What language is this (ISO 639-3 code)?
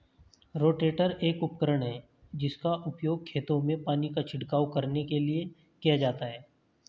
hin